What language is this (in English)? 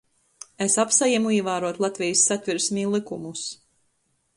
Latgalian